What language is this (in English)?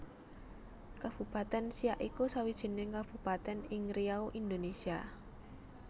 Javanese